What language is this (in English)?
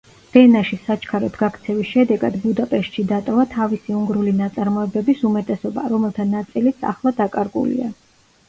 Georgian